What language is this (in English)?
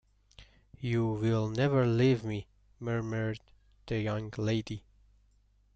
English